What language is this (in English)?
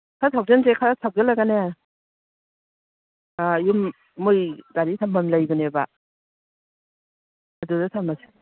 Manipuri